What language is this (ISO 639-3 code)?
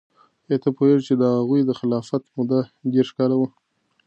pus